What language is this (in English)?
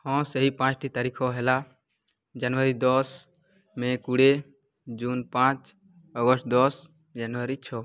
Odia